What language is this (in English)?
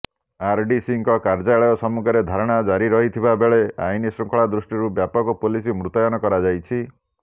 Odia